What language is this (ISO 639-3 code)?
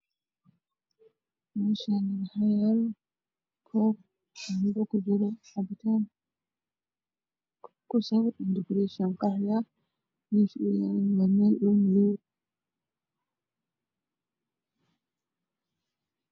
som